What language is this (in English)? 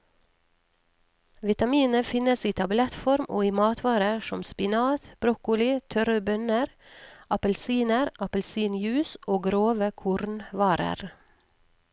Norwegian